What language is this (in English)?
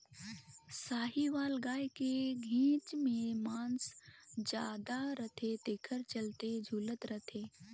Chhattisgarhi